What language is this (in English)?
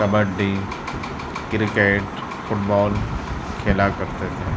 Urdu